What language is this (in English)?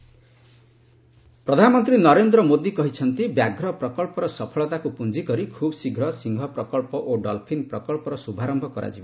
Odia